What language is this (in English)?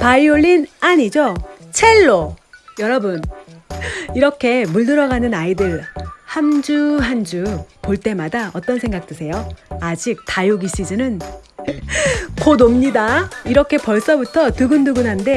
Korean